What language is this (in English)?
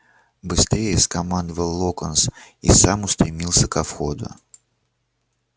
Russian